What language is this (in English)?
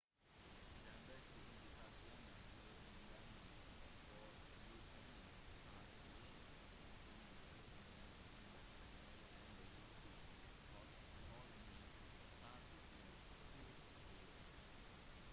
Norwegian Bokmål